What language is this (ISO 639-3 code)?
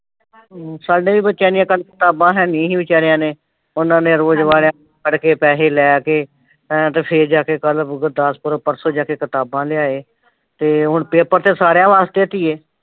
pan